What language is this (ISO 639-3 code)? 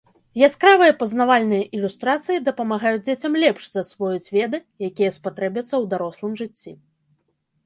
bel